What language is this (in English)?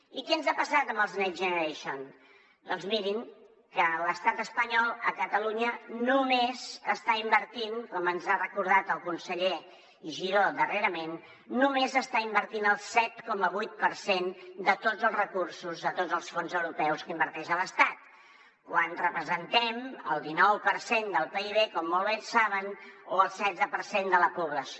Catalan